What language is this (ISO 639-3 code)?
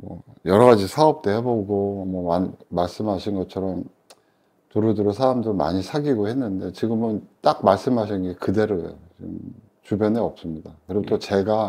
kor